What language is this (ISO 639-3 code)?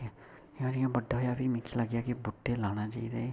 doi